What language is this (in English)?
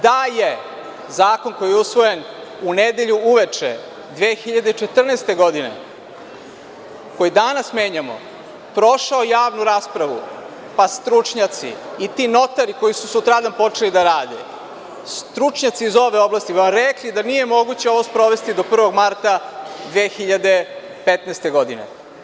Serbian